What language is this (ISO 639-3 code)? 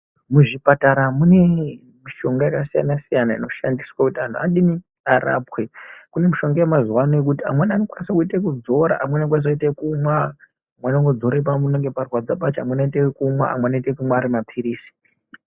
ndc